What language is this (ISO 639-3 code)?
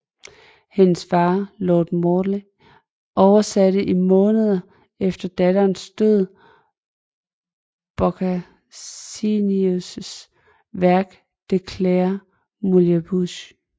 dan